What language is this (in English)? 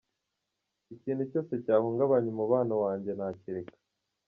Kinyarwanda